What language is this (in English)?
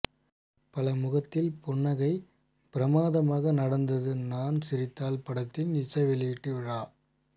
Tamil